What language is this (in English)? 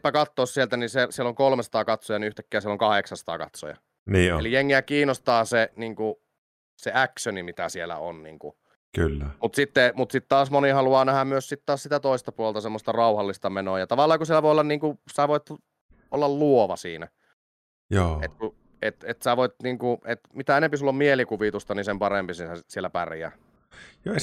Finnish